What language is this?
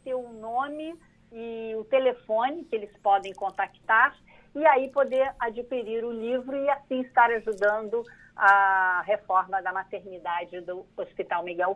Portuguese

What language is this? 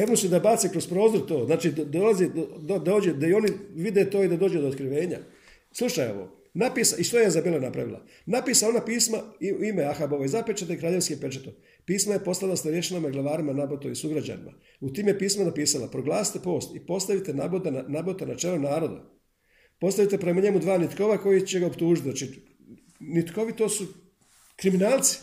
Croatian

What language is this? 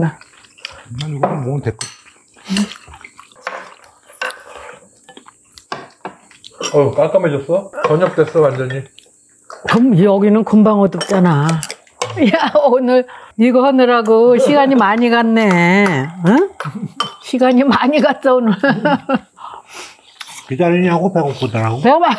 Korean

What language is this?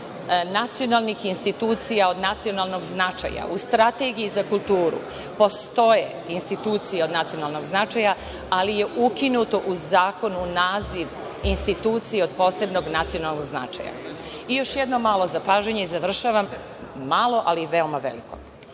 Serbian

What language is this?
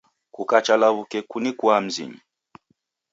Taita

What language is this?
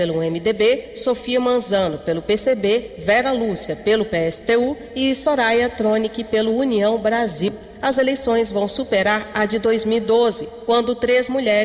Portuguese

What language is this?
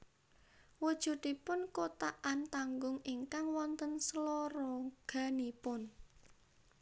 Javanese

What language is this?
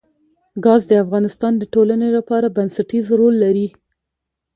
Pashto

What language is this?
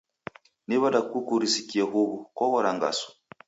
Taita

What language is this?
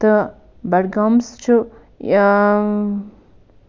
Kashmiri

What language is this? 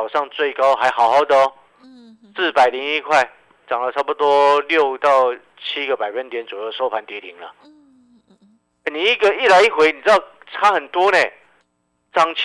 Chinese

